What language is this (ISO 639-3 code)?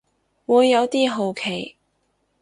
yue